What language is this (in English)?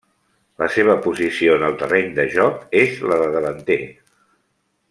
Catalan